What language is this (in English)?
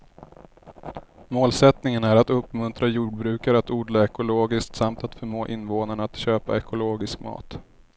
Swedish